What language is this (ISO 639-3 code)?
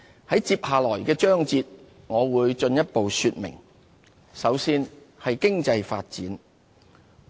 yue